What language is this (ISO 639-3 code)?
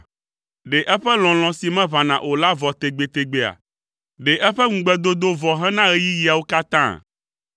ewe